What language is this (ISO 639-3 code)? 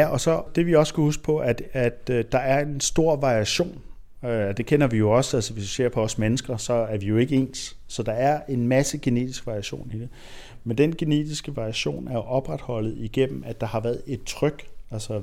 dan